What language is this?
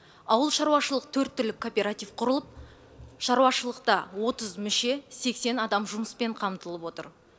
Kazakh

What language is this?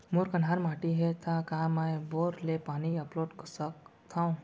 Chhattisgarhi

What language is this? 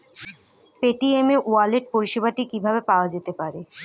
Bangla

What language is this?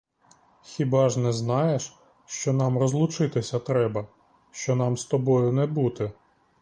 Ukrainian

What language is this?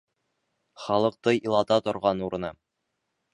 Bashkir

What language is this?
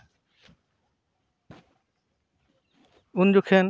Santali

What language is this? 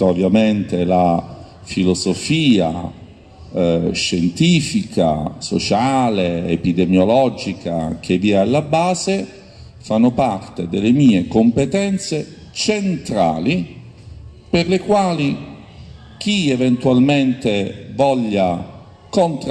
Italian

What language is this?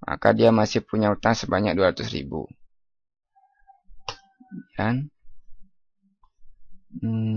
Indonesian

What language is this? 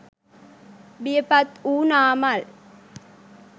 Sinhala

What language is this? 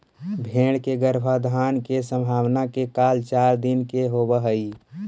Magahi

